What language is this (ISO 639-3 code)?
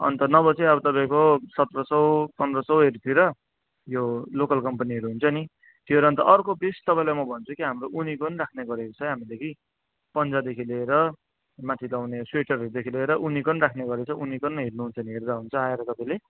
nep